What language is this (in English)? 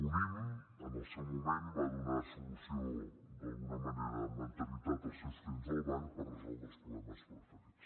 Catalan